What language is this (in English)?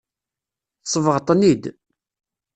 Kabyle